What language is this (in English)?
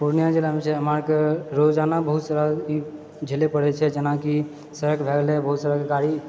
Maithili